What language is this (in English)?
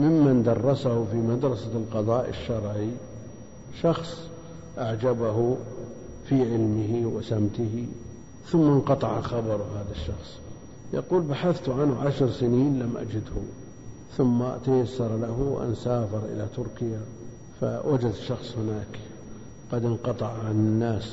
Arabic